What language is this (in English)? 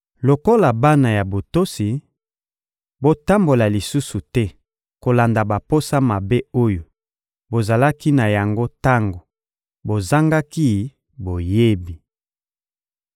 Lingala